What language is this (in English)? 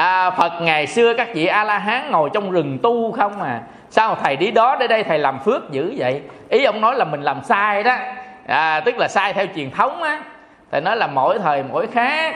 Vietnamese